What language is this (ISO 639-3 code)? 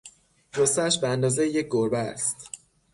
fas